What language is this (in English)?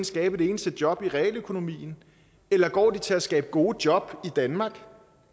Danish